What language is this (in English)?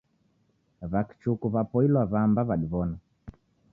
Taita